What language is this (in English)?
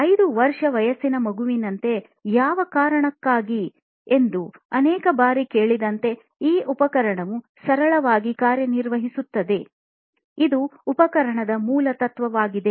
Kannada